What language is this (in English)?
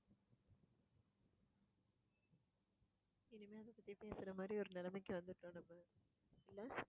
Tamil